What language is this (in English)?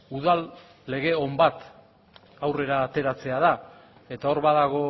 Basque